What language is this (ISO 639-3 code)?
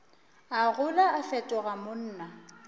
nso